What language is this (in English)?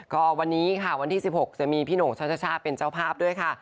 Thai